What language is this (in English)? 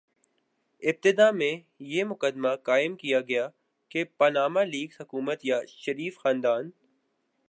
Urdu